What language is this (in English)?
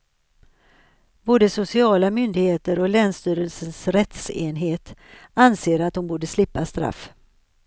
Swedish